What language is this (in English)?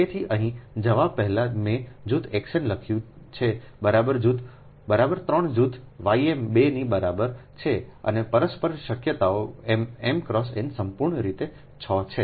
Gujarati